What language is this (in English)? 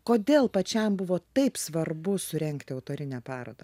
Lithuanian